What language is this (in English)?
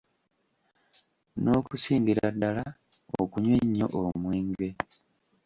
Ganda